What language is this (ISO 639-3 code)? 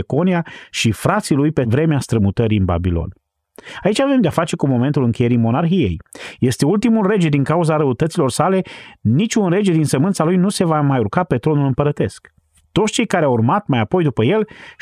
ron